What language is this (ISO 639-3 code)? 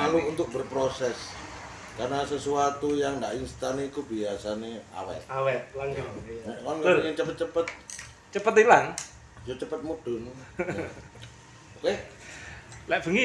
ind